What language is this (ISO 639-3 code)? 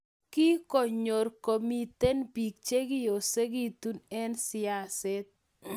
kln